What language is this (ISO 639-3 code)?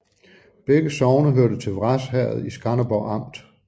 dan